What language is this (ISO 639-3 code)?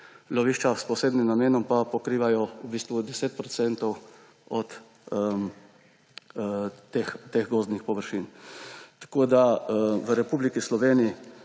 slv